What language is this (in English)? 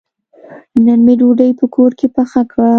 Pashto